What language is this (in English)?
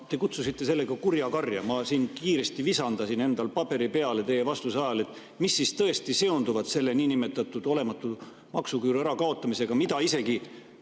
Estonian